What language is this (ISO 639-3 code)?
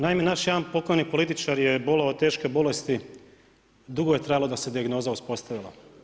hrv